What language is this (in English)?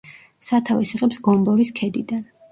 Georgian